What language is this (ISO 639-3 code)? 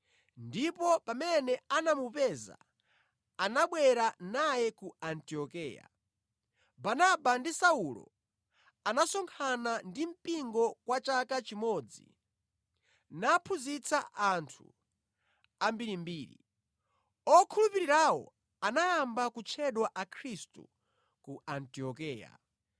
nya